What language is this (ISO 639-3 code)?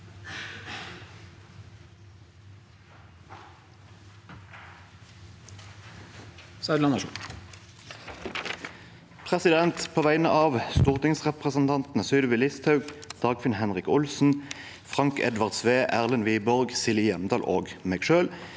nor